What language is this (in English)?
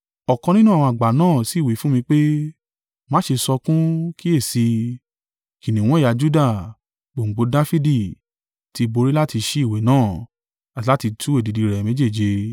Yoruba